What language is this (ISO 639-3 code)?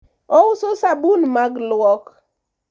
luo